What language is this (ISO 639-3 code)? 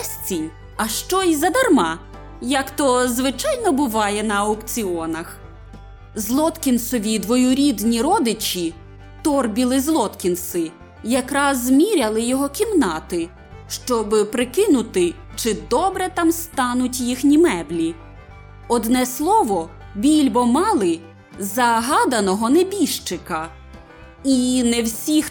ukr